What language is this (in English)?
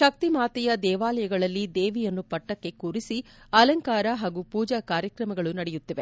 Kannada